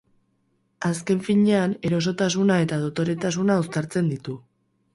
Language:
Basque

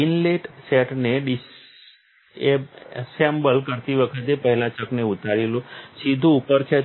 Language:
Gujarati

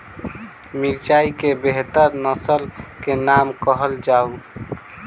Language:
Maithili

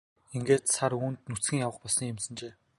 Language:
Mongolian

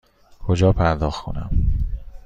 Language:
Persian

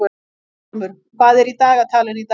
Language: Icelandic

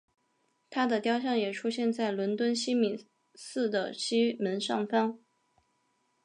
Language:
Chinese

